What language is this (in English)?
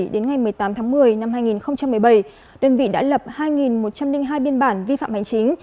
Vietnamese